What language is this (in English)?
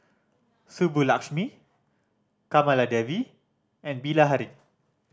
English